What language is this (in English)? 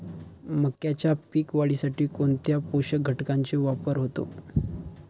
Marathi